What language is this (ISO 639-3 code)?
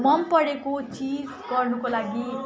nep